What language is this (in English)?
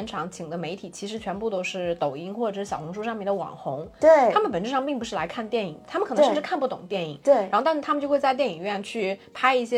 Chinese